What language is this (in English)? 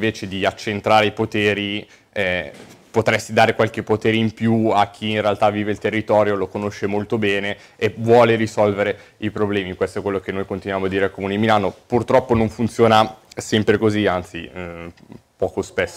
Italian